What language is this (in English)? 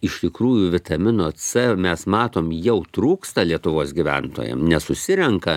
Lithuanian